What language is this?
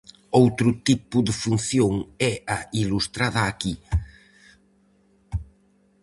Galician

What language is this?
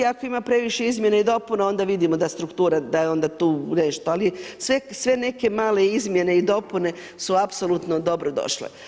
Croatian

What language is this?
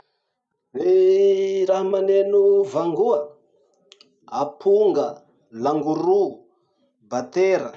Masikoro Malagasy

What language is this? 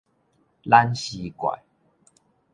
Min Nan Chinese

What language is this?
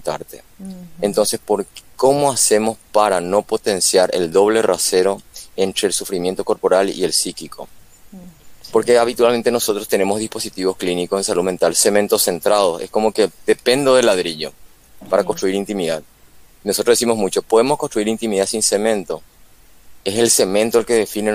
Spanish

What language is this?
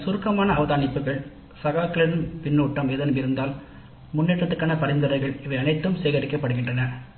Tamil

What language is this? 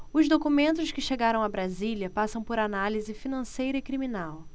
Portuguese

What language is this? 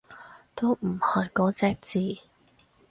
Cantonese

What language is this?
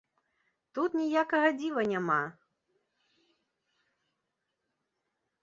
Belarusian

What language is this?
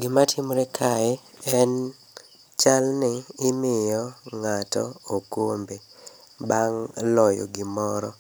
Luo (Kenya and Tanzania)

